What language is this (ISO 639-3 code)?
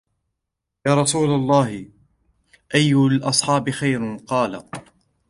ara